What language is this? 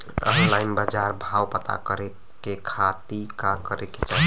Bhojpuri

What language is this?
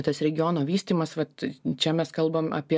Lithuanian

